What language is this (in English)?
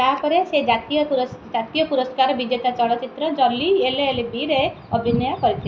Odia